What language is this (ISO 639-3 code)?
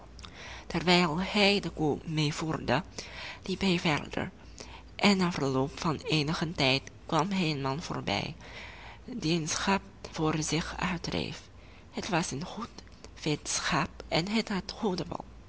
nld